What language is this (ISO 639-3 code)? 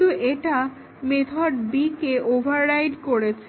ben